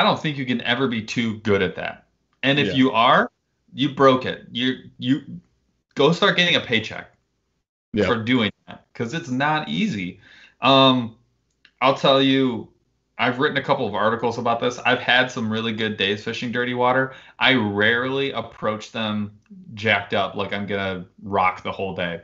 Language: English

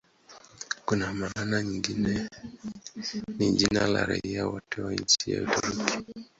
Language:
Swahili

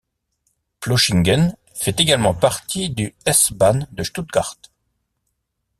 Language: French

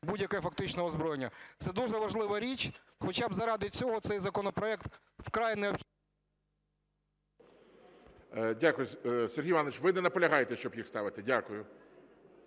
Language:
Ukrainian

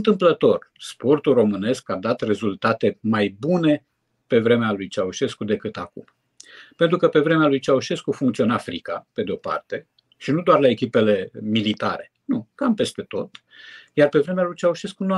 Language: Romanian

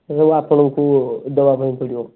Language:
Odia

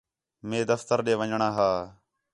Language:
Khetrani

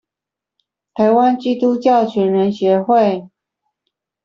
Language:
Chinese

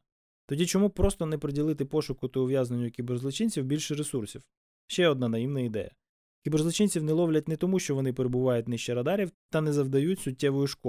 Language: Ukrainian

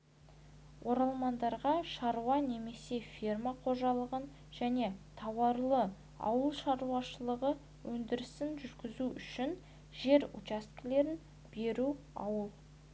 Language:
Kazakh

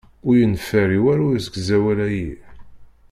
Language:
Kabyle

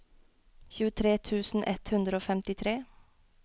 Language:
Norwegian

